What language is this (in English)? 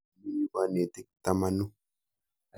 Kalenjin